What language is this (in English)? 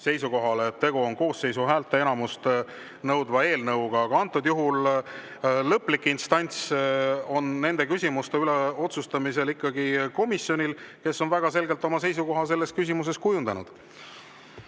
Estonian